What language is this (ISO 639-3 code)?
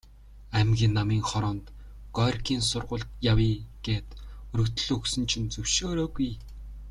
mon